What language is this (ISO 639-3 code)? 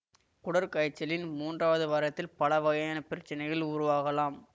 tam